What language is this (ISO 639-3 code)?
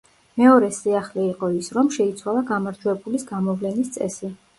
kat